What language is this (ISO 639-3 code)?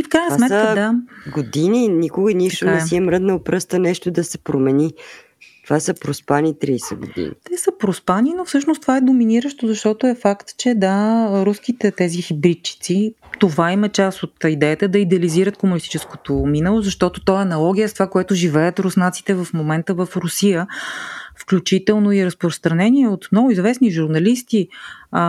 bul